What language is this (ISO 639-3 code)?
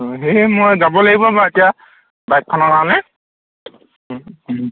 asm